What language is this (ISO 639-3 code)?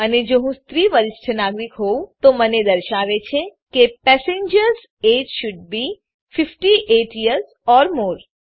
guj